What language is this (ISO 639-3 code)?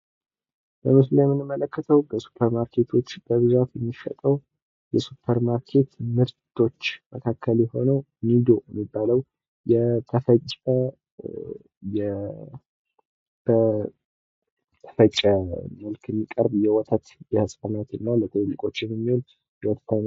amh